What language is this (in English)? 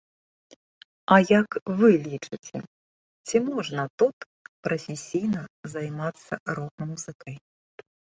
Belarusian